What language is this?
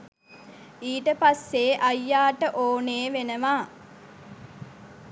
Sinhala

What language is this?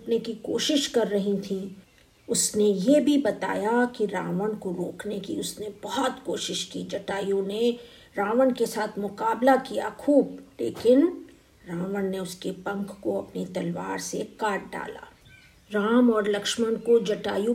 Hindi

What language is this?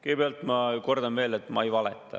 Estonian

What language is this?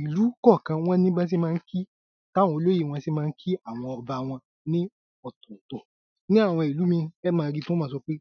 Yoruba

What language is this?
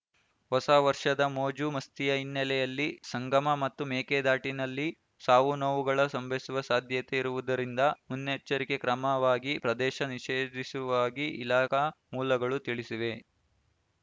Kannada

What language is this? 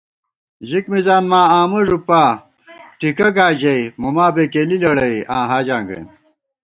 Gawar-Bati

